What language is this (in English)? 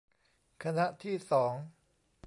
Thai